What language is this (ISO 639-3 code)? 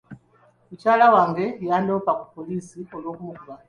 lug